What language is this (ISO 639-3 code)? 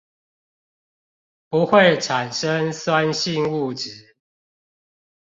zho